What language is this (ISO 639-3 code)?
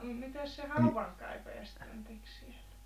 fin